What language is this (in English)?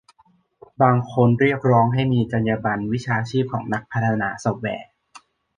Thai